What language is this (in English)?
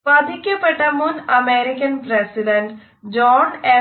Malayalam